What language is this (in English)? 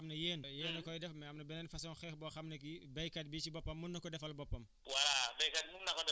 Wolof